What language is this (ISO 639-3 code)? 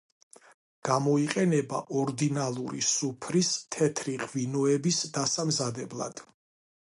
kat